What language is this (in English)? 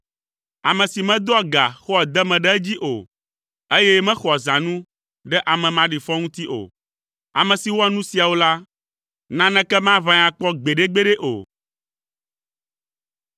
Ewe